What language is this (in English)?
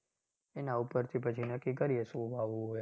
Gujarati